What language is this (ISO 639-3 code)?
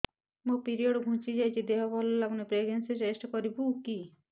ori